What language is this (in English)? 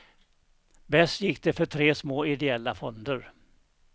Swedish